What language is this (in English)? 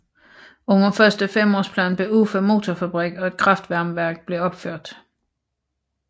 Danish